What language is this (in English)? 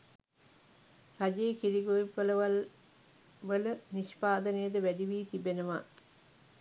Sinhala